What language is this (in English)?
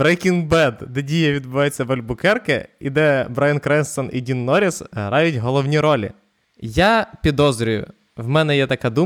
Ukrainian